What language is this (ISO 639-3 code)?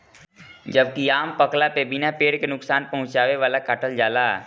bho